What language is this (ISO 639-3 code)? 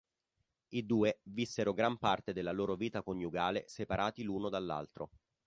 ita